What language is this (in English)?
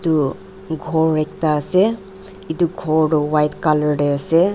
Naga Pidgin